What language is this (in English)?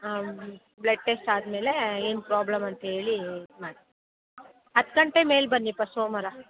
Kannada